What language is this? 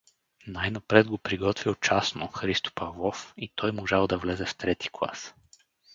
Bulgarian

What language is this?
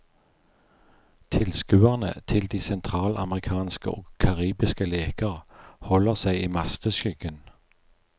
Norwegian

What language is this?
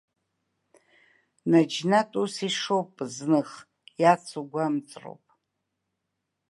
Abkhazian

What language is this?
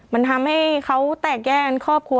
Thai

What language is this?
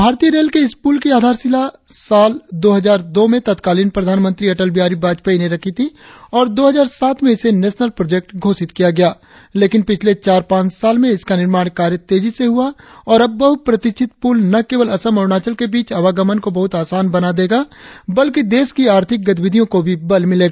Hindi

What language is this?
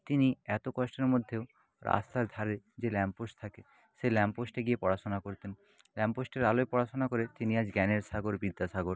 Bangla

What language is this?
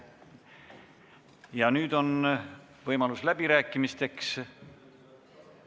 Estonian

